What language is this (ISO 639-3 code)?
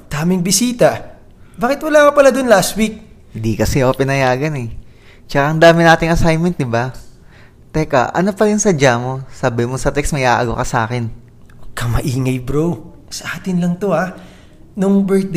fil